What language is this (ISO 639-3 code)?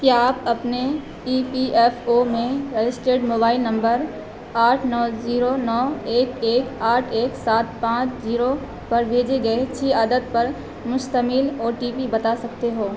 urd